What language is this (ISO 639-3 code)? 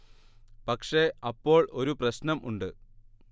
mal